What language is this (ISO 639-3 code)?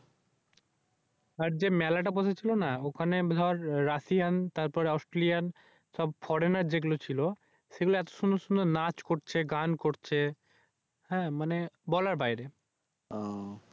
ben